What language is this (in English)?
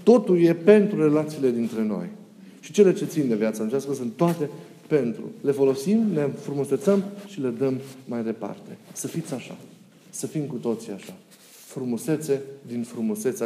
Romanian